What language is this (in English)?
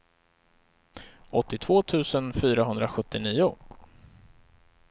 Swedish